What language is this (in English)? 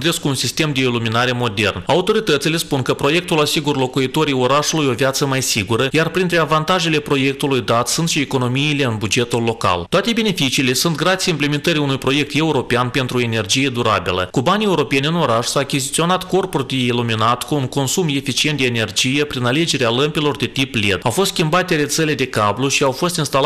Romanian